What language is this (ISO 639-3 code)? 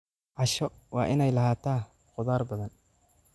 som